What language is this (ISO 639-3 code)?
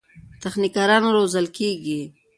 pus